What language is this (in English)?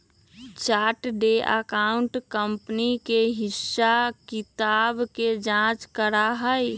Magahi